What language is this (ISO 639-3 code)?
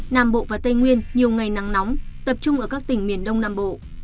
vie